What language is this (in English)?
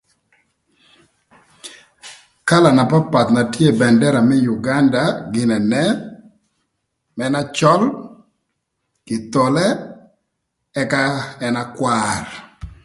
Thur